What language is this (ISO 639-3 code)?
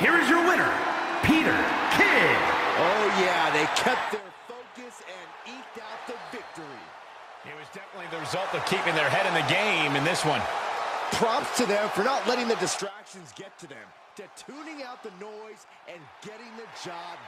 eng